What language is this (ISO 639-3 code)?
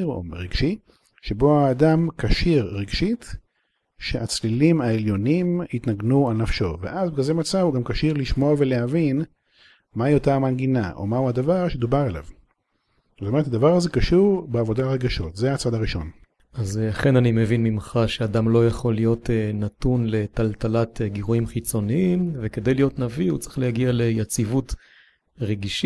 heb